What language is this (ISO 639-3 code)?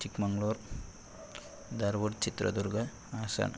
kan